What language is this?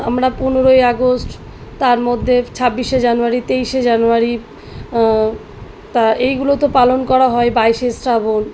Bangla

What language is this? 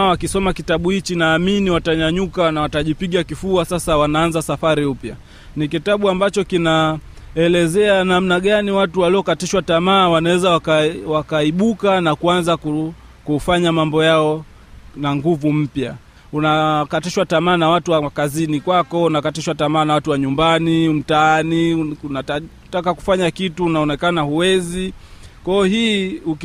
Swahili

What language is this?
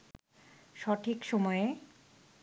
Bangla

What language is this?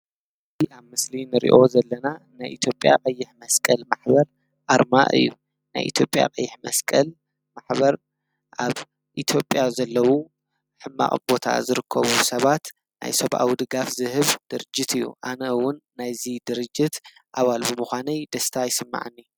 Tigrinya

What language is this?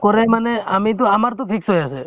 Assamese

